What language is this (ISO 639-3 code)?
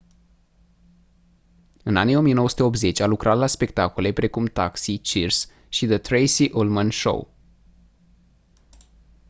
ron